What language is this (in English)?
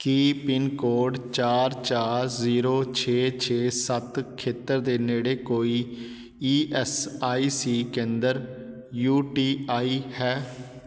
Punjabi